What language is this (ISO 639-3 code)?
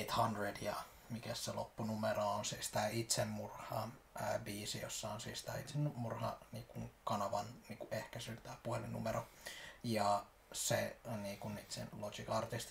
fin